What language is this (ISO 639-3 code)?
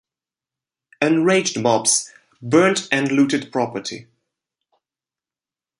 eng